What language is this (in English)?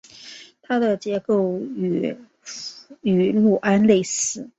Chinese